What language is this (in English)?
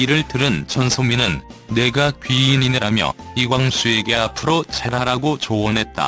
Korean